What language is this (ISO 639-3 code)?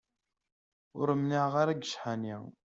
kab